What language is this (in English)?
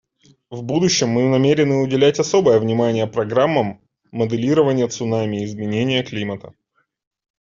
Russian